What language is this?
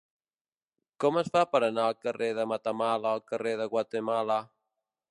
Catalan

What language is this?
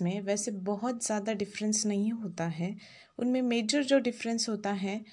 Hindi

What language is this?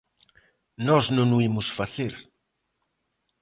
Galician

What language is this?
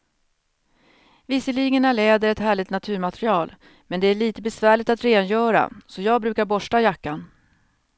Swedish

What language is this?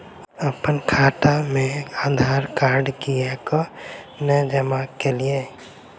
Maithili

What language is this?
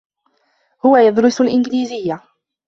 Arabic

